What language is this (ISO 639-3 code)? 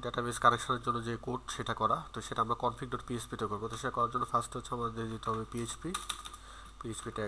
hin